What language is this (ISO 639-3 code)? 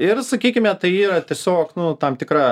lit